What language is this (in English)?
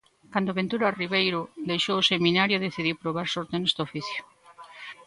Galician